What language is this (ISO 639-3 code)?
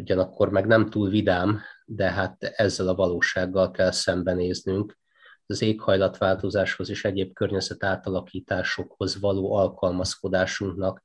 hun